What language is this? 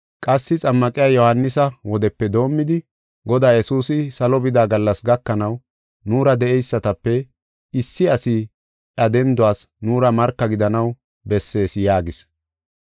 Gofa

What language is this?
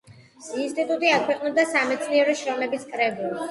Georgian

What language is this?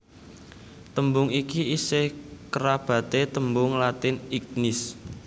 Javanese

